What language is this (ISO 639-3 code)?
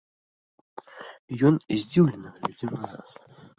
bel